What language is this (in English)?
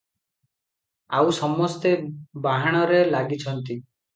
Odia